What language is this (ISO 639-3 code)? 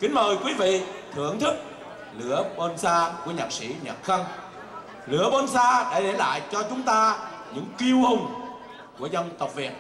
vie